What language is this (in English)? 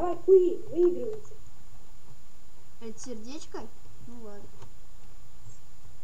Russian